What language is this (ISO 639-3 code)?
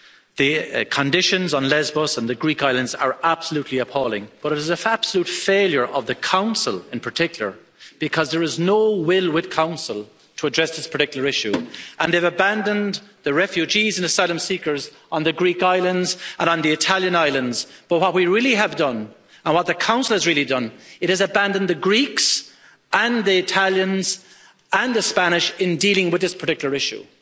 eng